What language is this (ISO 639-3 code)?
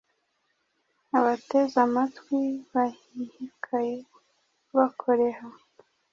kin